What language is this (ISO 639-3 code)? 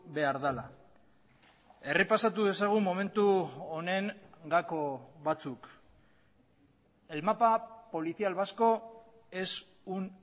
eus